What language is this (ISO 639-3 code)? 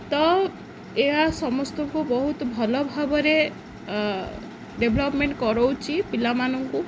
ori